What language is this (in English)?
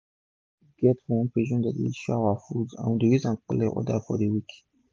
Nigerian Pidgin